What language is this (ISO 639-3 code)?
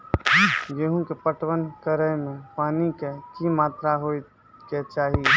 mai